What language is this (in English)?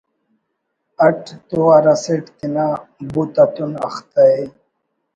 Brahui